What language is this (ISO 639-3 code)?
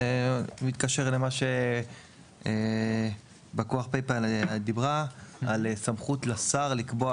heb